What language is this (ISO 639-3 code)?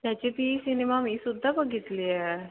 mar